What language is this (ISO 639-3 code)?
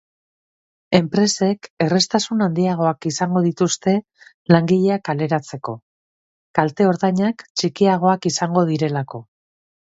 eus